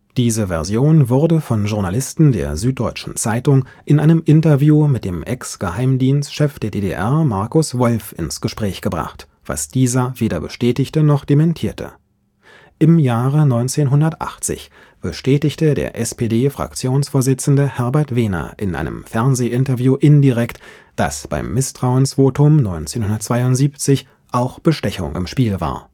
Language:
German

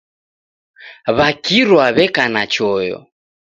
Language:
Taita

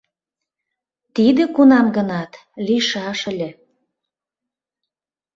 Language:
Mari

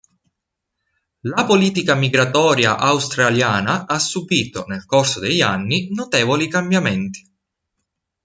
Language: Italian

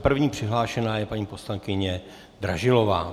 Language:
Czech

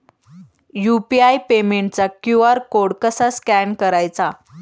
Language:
Marathi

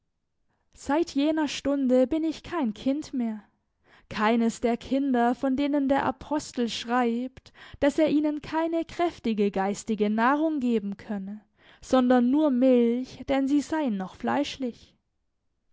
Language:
German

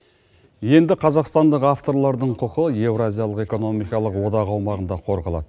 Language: Kazakh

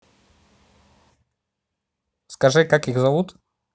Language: Russian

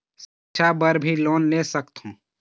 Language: Chhattisgarhi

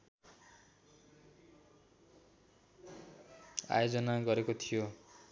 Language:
Nepali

